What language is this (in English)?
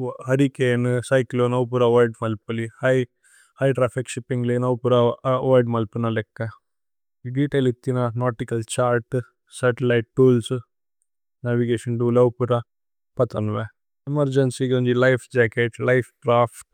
Tulu